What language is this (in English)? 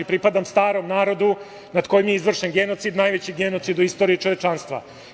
Serbian